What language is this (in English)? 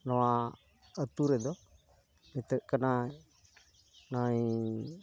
Santali